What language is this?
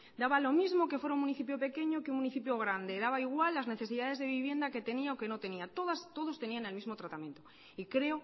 Spanish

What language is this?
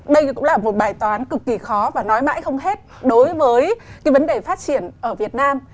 Vietnamese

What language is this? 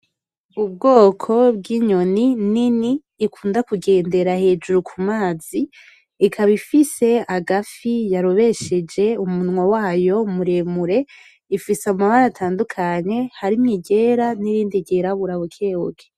Rundi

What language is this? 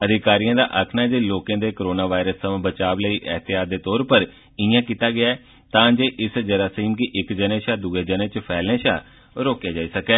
Dogri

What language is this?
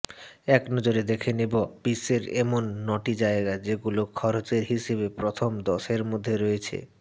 Bangla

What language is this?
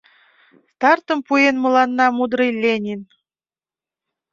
Mari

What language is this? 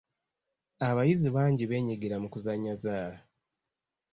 Ganda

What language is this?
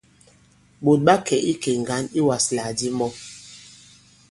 Bankon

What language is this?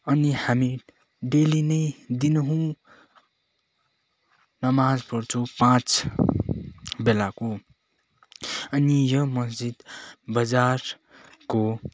Nepali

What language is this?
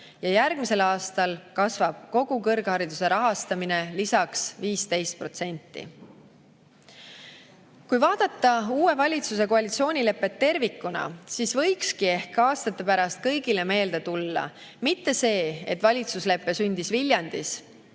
Estonian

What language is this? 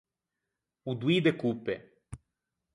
Ligurian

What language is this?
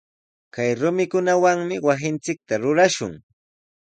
Sihuas Ancash Quechua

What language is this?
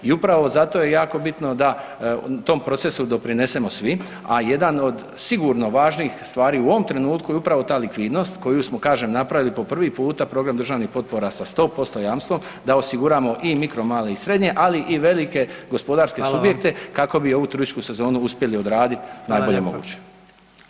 Croatian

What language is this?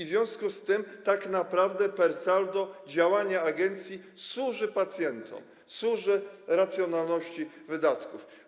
Polish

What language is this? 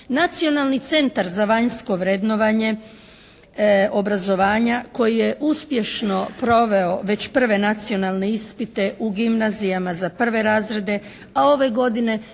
Croatian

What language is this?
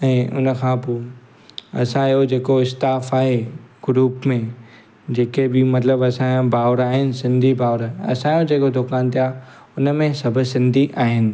Sindhi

